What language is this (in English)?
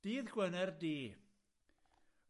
Welsh